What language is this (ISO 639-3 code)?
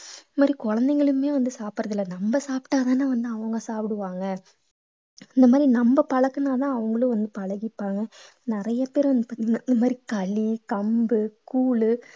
tam